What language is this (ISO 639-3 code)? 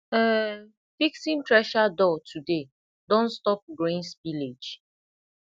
pcm